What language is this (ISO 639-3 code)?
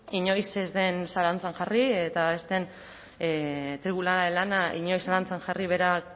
eus